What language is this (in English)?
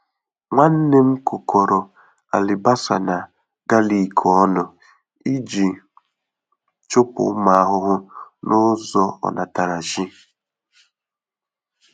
Igbo